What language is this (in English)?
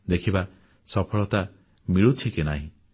Odia